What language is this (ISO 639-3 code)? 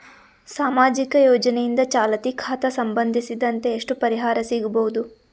kan